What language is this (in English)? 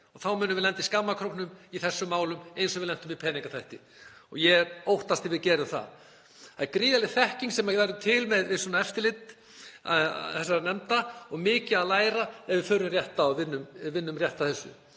Icelandic